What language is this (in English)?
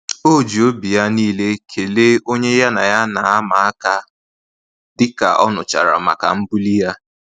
Igbo